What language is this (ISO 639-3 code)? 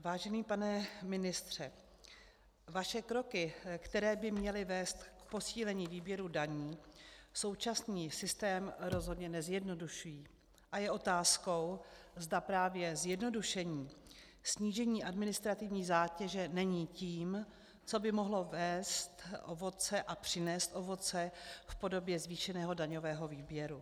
ces